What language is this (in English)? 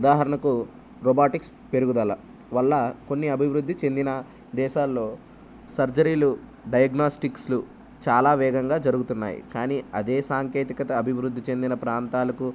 Telugu